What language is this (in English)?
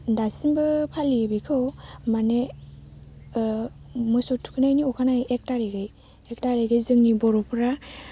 Bodo